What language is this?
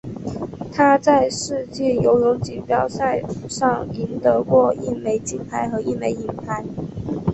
Chinese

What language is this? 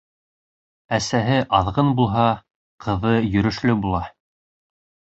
Bashkir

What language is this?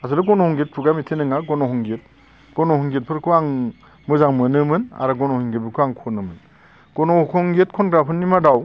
Bodo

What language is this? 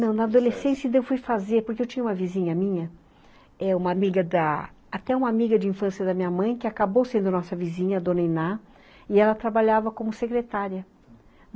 Portuguese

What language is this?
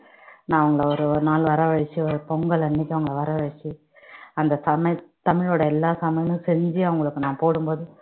Tamil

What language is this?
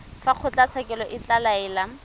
Tswana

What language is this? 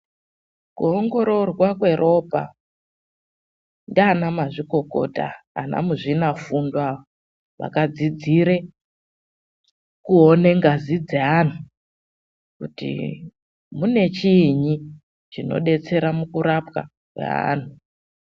Ndau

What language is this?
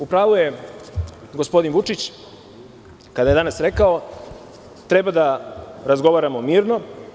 Serbian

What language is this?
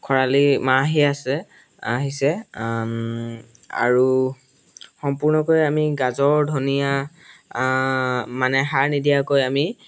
Assamese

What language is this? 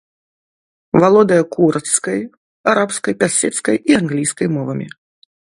Belarusian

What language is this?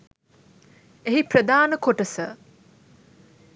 Sinhala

